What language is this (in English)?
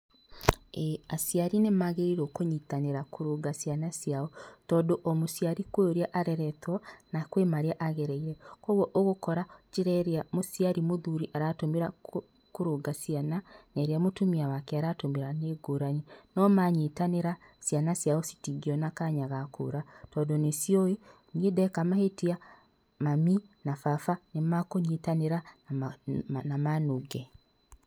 Kikuyu